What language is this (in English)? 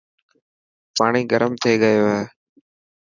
Dhatki